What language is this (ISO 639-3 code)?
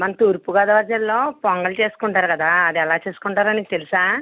tel